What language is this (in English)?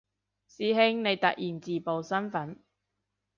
Cantonese